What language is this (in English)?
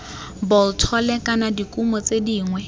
Tswana